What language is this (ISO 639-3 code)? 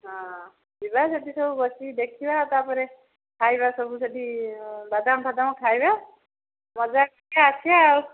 ori